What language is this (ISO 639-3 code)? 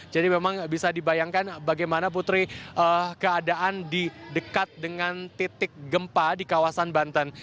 ind